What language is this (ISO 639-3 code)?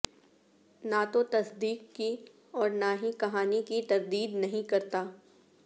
urd